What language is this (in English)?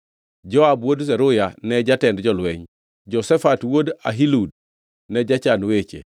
Luo (Kenya and Tanzania)